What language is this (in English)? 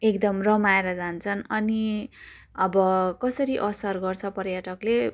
Nepali